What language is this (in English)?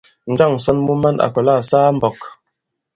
Bankon